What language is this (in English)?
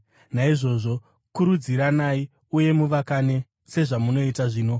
Shona